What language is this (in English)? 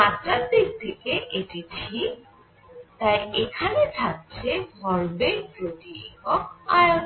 Bangla